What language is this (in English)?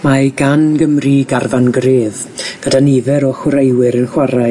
Welsh